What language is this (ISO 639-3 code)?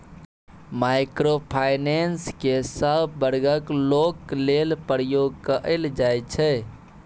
mai